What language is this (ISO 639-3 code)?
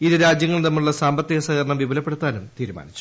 mal